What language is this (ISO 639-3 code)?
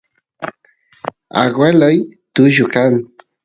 qus